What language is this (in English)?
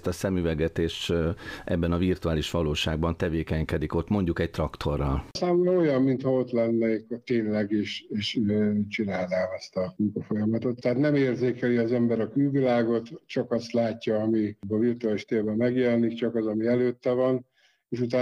Hungarian